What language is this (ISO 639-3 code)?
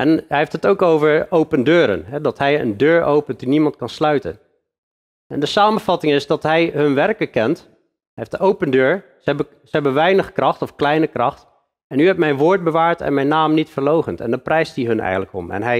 nld